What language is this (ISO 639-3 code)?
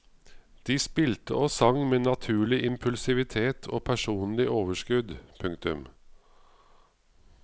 nor